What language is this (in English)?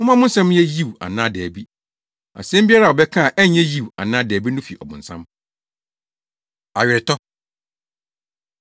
Akan